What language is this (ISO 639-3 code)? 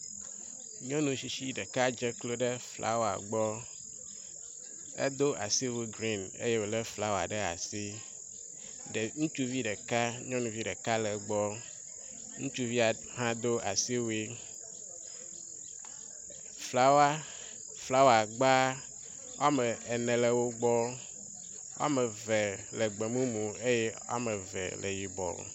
ewe